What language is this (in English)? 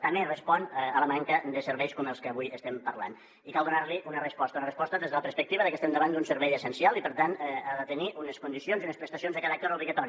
Catalan